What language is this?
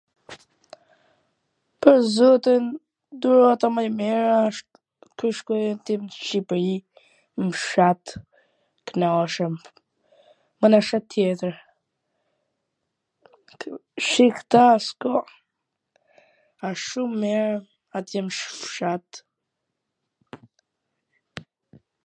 Gheg Albanian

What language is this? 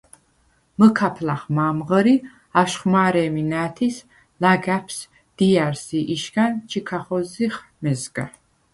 Svan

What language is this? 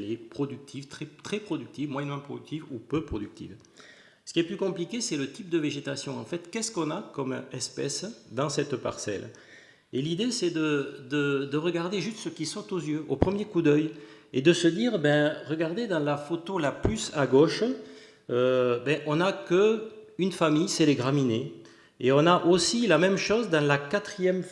French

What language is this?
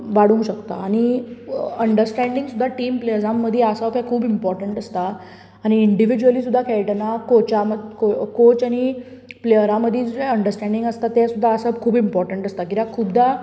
Konkani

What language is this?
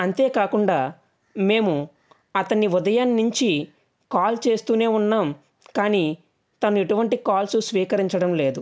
Telugu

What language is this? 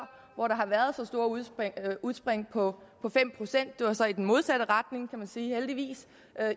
Danish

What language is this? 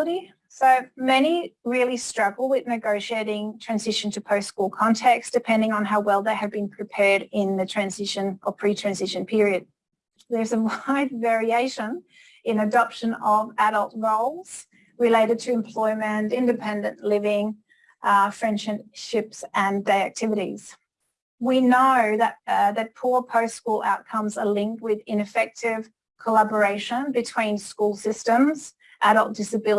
English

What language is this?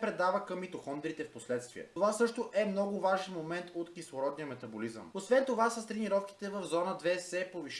Bulgarian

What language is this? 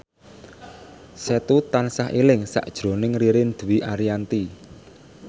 Javanese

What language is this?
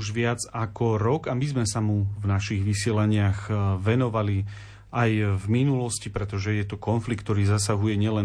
Slovak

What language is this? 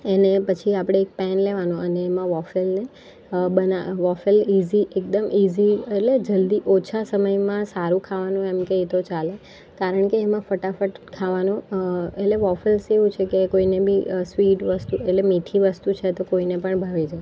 Gujarati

